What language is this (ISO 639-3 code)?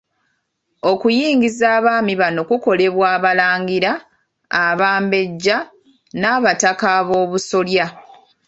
lug